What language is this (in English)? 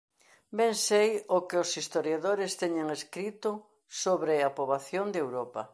Galician